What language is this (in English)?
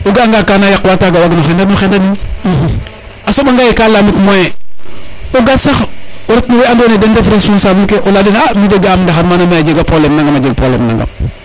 Serer